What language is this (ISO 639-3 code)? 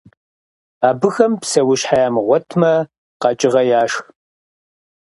kbd